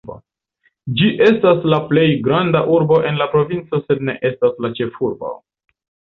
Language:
Esperanto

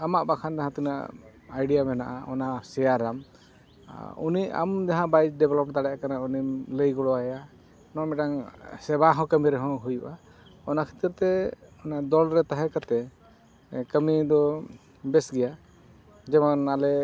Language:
Santali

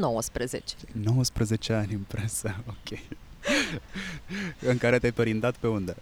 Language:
Romanian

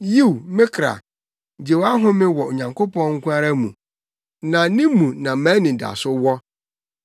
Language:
Akan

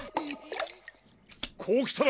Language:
Japanese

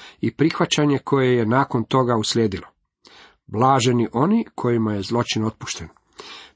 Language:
Croatian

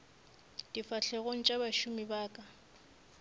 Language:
Northern Sotho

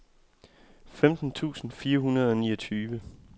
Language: Danish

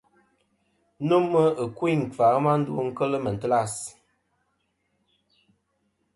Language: Kom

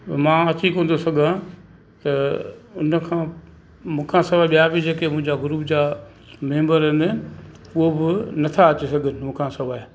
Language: Sindhi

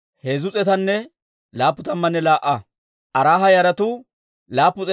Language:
Dawro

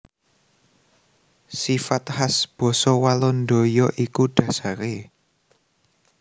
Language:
Javanese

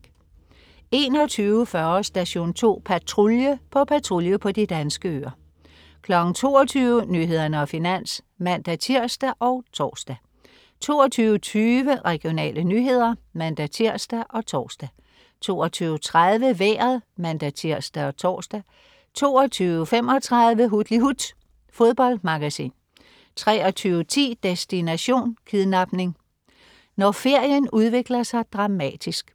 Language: Danish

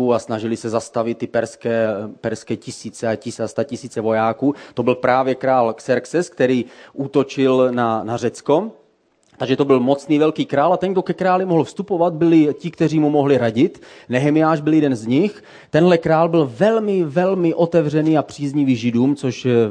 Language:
Czech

